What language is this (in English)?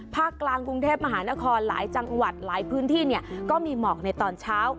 Thai